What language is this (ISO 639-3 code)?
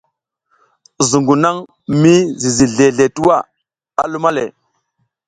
giz